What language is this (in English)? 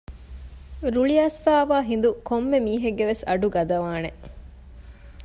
Divehi